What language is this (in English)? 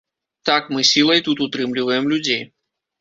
Belarusian